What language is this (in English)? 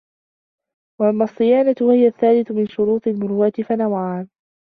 Arabic